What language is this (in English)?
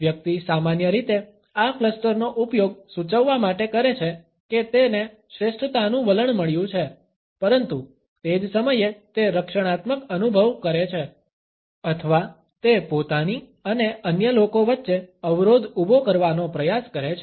Gujarati